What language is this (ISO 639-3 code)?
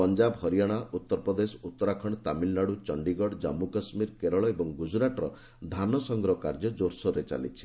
ori